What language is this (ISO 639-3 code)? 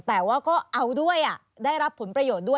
tha